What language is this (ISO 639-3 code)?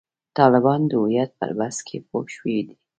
pus